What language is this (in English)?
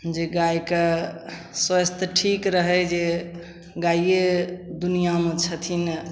Maithili